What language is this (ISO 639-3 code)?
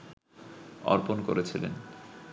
ben